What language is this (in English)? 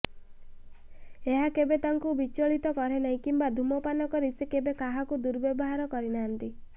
Odia